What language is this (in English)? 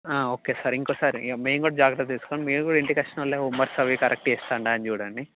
Telugu